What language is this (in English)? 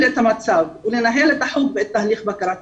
Hebrew